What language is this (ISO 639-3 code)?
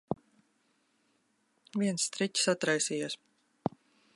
lav